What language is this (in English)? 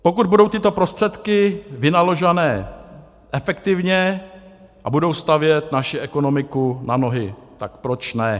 Czech